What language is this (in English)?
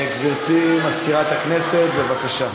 Hebrew